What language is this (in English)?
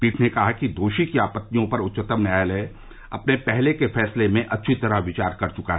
Hindi